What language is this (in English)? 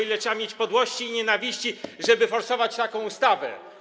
Polish